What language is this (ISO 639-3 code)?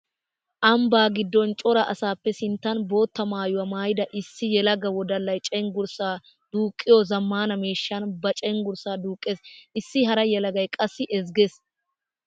wal